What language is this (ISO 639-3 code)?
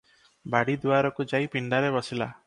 ori